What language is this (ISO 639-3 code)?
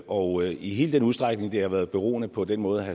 dan